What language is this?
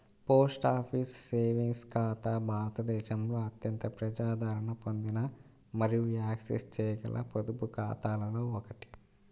Telugu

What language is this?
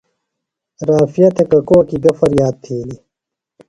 Phalura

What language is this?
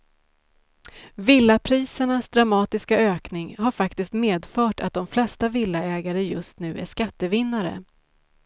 Swedish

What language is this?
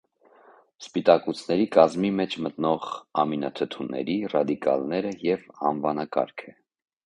Armenian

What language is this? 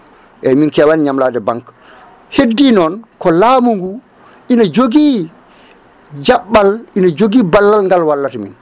Fula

